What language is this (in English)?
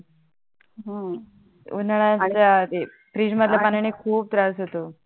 Marathi